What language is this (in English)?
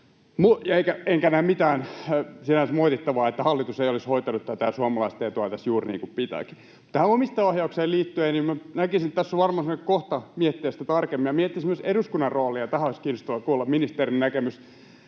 Finnish